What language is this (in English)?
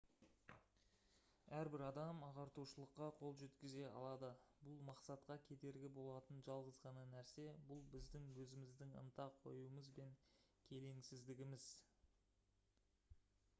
Kazakh